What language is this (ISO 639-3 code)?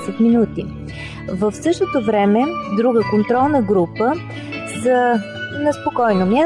bul